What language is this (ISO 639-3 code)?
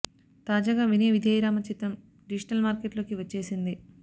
tel